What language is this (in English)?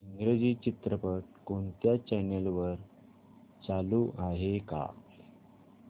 Marathi